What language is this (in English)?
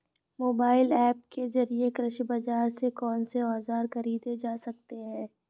Hindi